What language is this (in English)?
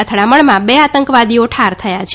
Gujarati